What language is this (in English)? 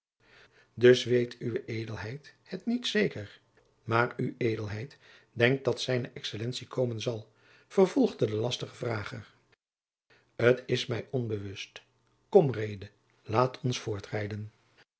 Dutch